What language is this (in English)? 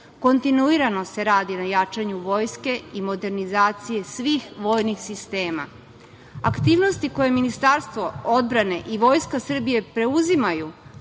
Serbian